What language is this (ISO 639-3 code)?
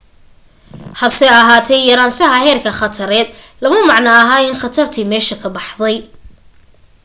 som